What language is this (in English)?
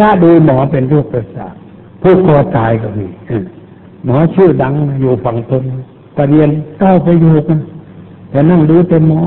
Thai